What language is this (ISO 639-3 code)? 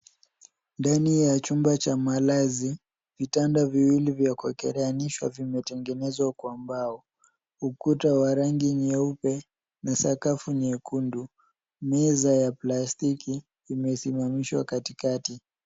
swa